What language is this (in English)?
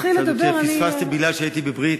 Hebrew